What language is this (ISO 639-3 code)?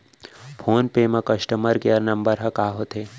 hne